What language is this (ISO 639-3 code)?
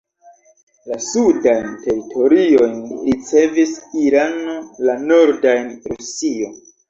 epo